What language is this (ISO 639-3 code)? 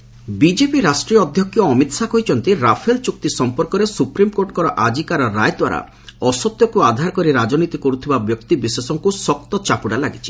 ori